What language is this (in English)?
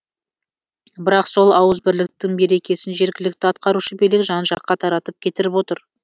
Kazakh